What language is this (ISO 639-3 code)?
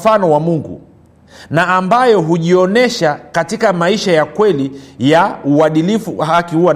swa